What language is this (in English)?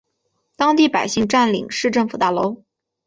Chinese